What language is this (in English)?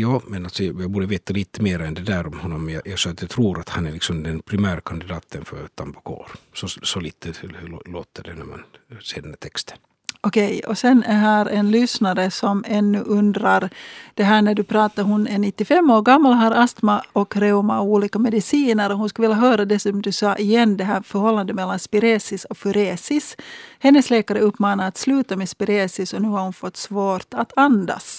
Swedish